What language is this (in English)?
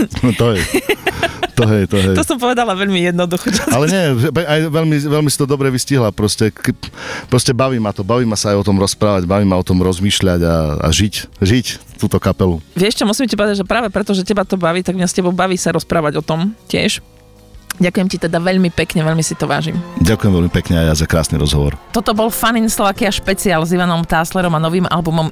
Slovak